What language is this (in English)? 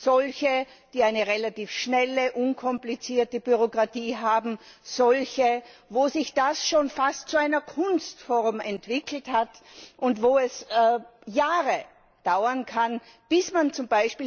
German